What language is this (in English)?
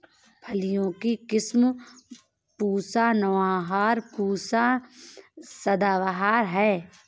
Hindi